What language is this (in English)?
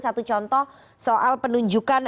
Indonesian